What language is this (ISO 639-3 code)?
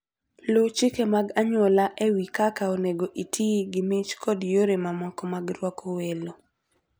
luo